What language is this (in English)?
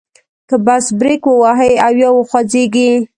Pashto